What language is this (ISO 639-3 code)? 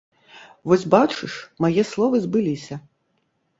bel